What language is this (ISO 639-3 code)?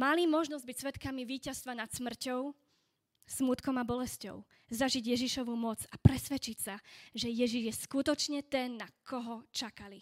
slk